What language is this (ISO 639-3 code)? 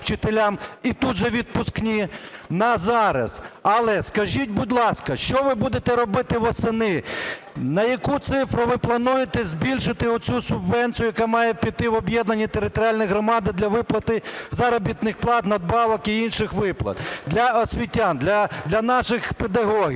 ukr